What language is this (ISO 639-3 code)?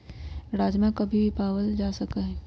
mag